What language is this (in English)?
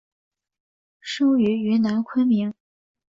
Chinese